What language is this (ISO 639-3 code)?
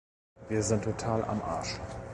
deu